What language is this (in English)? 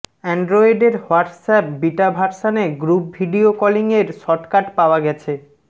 Bangla